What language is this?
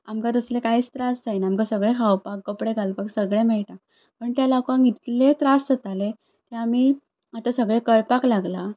Konkani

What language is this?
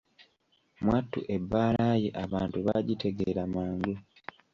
Ganda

